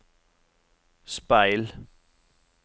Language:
Norwegian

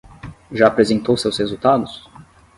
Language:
Portuguese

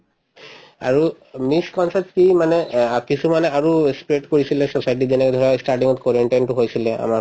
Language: Assamese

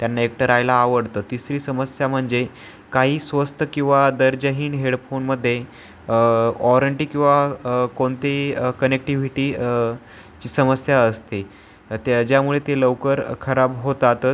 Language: Marathi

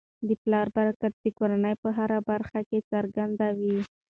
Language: Pashto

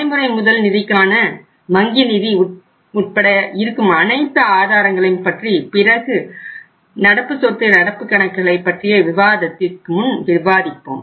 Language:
Tamil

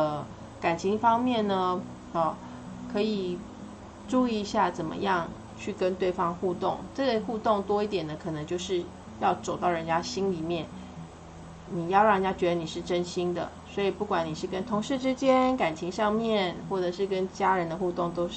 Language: Chinese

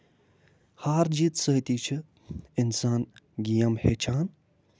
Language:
Kashmiri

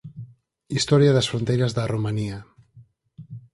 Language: Galician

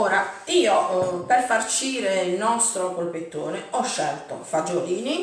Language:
Italian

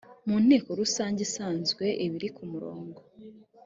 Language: Kinyarwanda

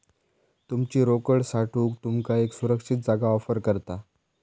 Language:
Marathi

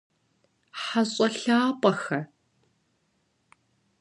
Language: Kabardian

